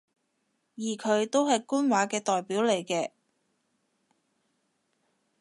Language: Cantonese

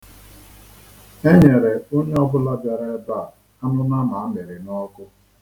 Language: Igbo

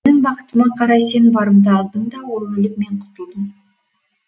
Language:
Kazakh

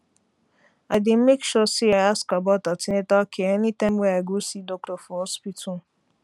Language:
Nigerian Pidgin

